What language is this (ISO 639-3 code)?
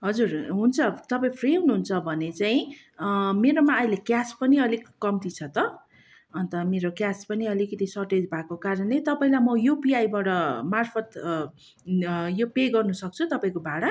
nep